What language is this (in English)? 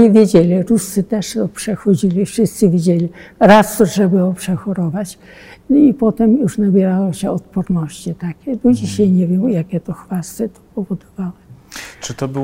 Polish